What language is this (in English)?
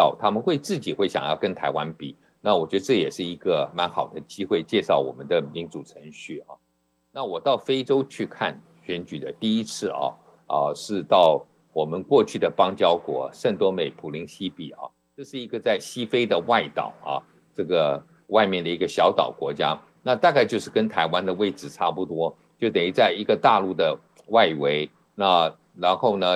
Chinese